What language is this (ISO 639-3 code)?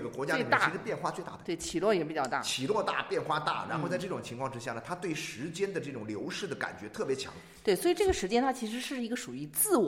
zho